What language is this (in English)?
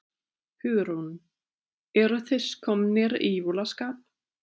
Icelandic